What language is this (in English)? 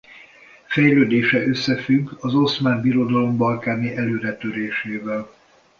Hungarian